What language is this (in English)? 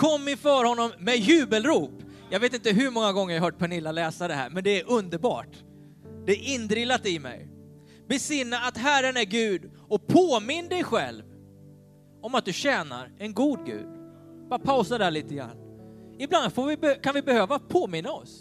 Swedish